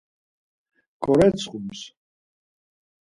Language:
Laz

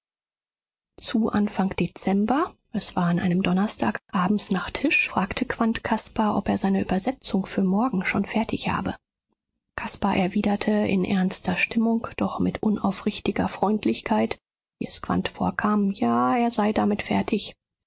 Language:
German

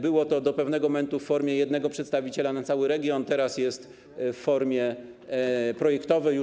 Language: Polish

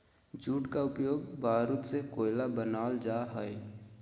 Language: Magahi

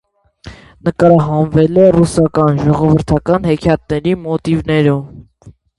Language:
Armenian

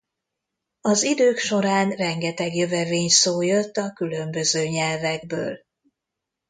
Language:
Hungarian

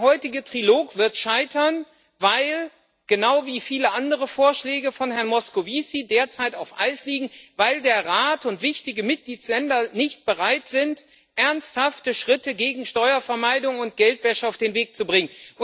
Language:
German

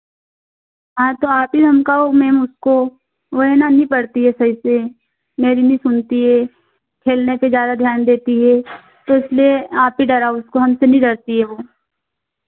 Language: Hindi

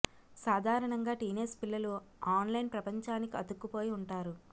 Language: Telugu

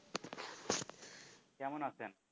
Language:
Bangla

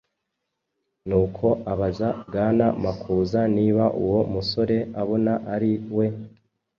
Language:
Kinyarwanda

